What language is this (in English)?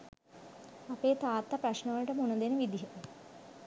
Sinhala